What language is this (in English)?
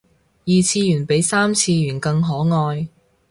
Cantonese